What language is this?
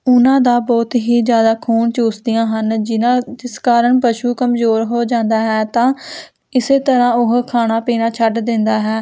Punjabi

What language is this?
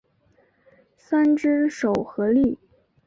Chinese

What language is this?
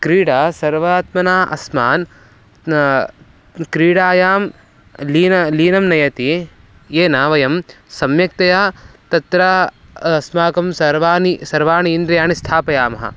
Sanskrit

